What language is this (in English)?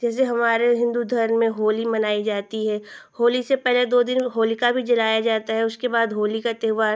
Hindi